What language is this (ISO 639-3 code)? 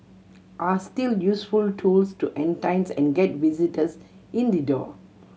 eng